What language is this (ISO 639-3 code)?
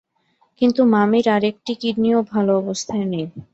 ben